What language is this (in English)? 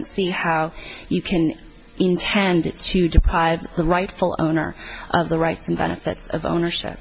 English